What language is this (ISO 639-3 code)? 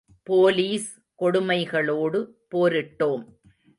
tam